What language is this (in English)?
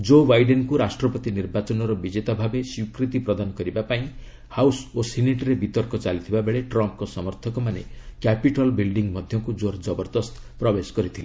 Odia